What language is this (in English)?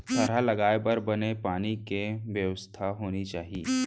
Chhattisgarhi